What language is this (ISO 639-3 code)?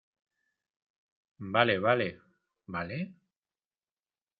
spa